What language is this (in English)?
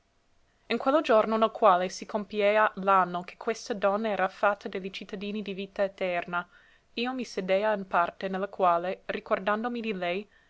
Italian